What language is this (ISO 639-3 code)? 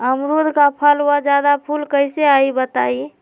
mag